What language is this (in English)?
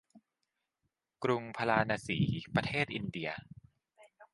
Thai